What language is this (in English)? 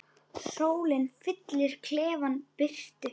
Icelandic